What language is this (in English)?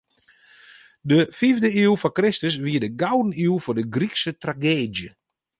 Western Frisian